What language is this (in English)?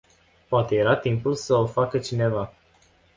Romanian